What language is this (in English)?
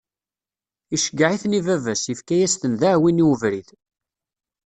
Kabyle